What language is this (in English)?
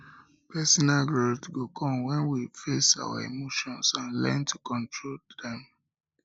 Nigerian Pidgin